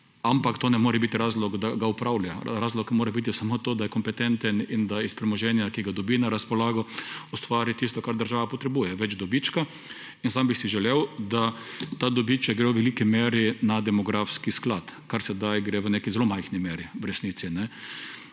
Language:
Slovenian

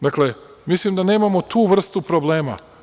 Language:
Serbian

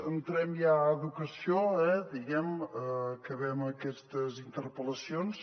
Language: Catalan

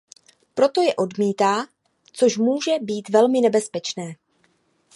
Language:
Czech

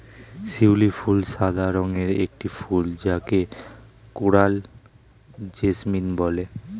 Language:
Bangla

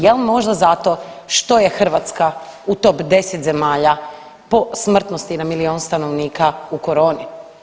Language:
Croatian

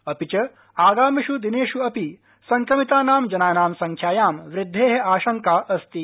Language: Sanskrit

